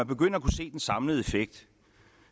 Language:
Danish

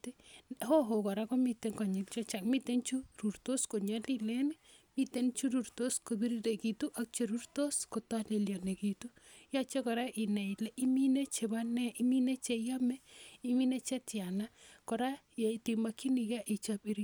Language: Kalenjin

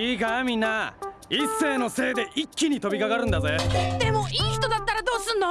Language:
Japanese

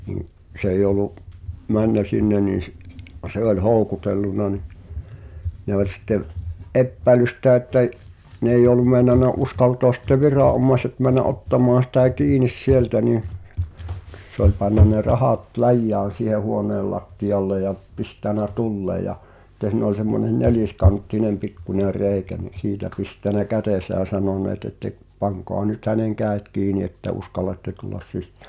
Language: Finnish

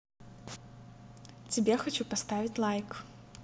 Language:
Russian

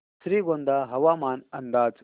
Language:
Marathi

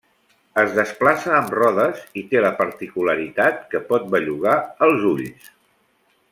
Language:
Catalan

